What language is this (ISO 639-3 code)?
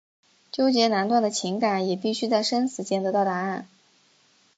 zho